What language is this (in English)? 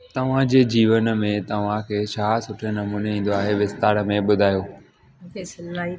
Sindhi